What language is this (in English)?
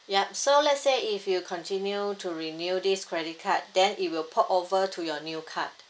English